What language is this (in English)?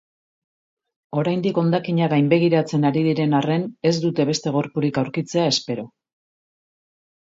Basque